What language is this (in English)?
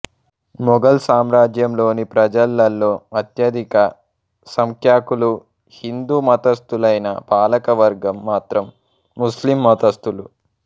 Telugu